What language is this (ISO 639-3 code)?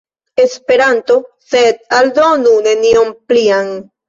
epo